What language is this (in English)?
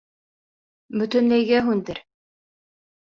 Bashkir